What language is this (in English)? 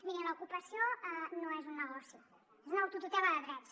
Catalan